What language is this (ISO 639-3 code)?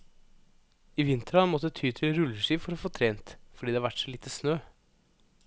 nor